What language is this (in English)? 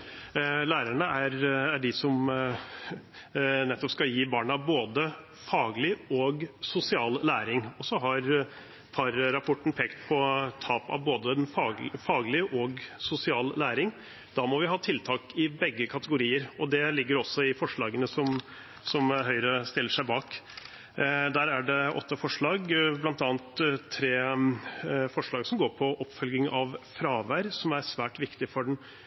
Norwegian Bokmål